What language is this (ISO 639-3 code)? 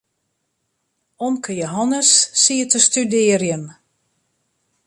fry